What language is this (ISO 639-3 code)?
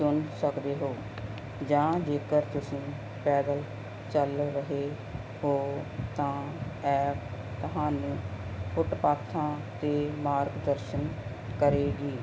pan